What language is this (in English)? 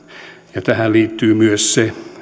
Finnish